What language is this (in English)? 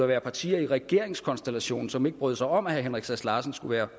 Danish